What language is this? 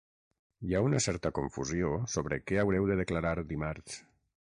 Catalan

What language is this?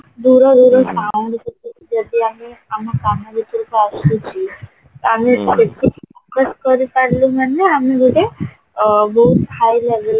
Odia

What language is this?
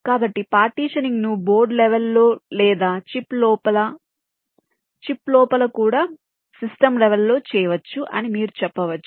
Telugu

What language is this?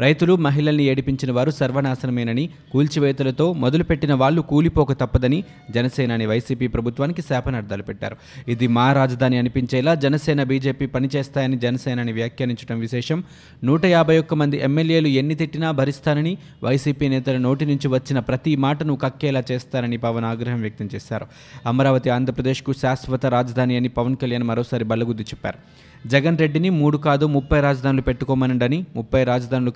Telugu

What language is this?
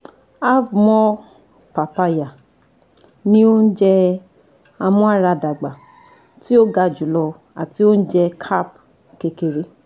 Yoruba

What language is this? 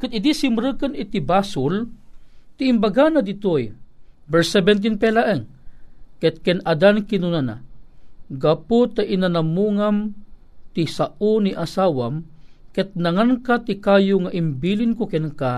Filipino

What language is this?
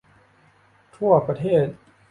Thai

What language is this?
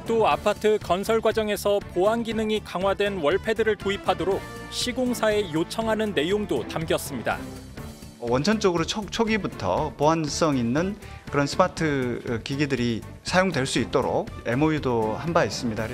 Korean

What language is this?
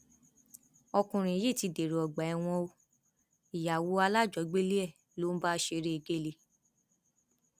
Yoruba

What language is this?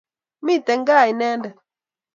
Kalenjin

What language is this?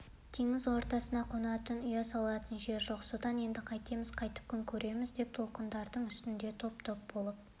Kazakh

